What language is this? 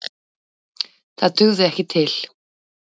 Icelandic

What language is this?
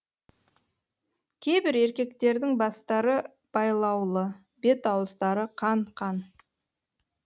Kazakh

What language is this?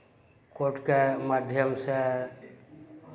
Maithili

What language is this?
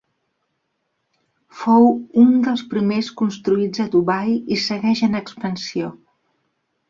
Catalan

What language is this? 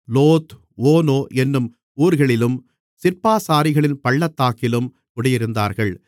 Tamil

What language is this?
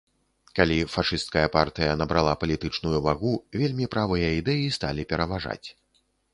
Belarusian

